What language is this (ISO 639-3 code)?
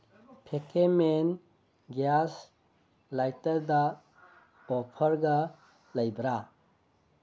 mni